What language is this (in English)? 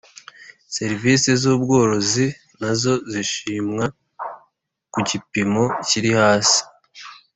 Kinyarwanda